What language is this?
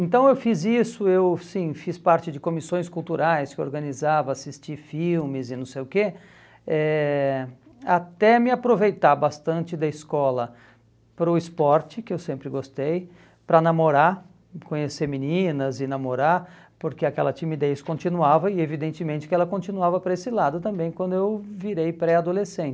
Portuguese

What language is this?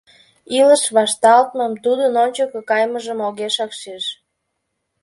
Mari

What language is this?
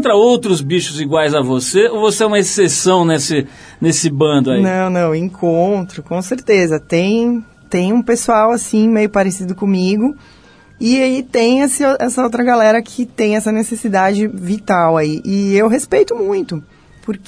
Portuguese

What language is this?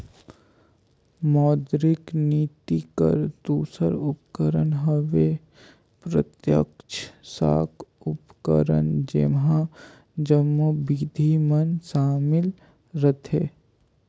Chhattisgarhi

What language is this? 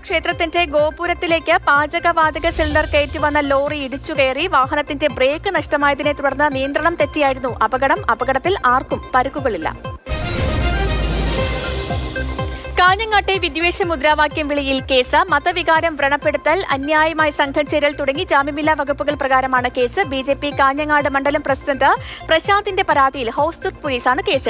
Hindi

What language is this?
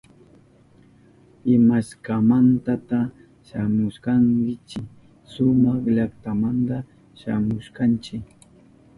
Southern Pastaza Quechua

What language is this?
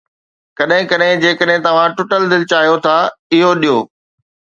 Sindhi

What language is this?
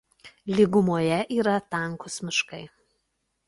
Lithuanian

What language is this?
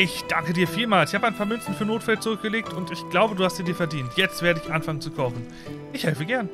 German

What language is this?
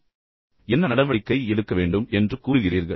Tamil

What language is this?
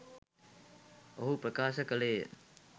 Sinhala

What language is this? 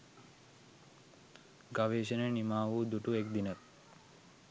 Sinhala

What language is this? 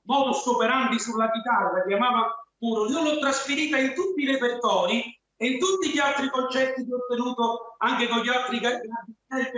Italian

